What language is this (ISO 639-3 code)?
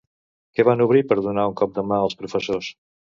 cat